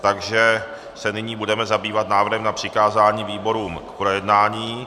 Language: Czech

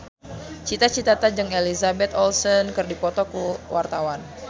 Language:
Sundanese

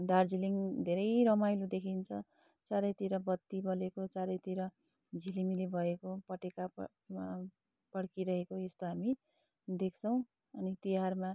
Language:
Nepali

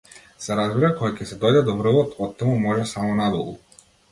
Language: Macedonian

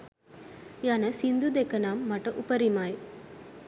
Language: Sinhala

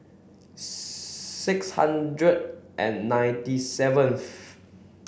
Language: English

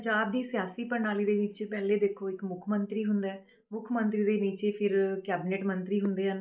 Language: Punjabi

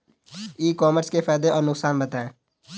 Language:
Hindi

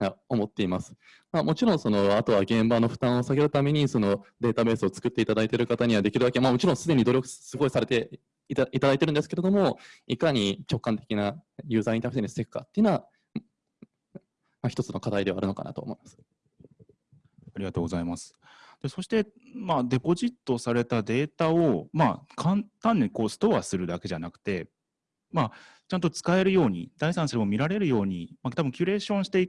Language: Japanese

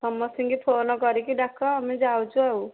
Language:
Odia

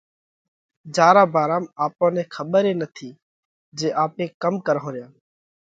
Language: Parkari Koli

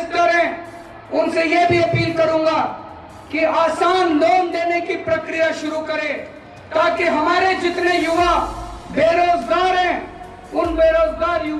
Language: Hindi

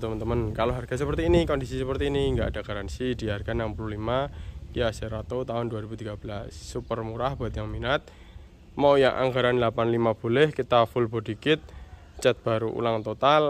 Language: Indonesian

